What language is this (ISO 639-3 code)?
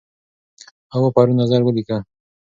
pus